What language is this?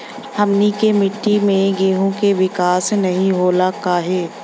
Bhojpuri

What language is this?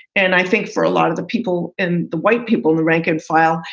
English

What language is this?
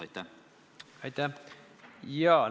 Estonian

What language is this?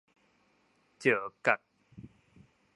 Min Nan Chinese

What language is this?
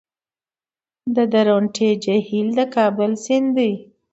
Pashto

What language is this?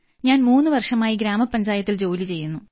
Malayalam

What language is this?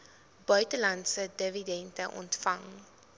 Afrikaans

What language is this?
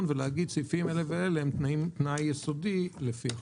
Hebrew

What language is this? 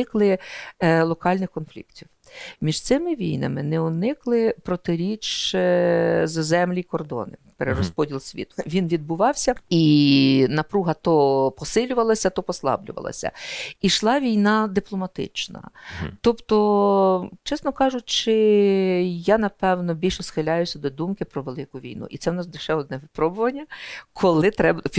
Ukrainian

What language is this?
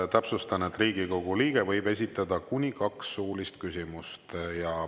Estonian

